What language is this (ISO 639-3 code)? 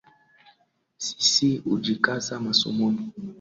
swa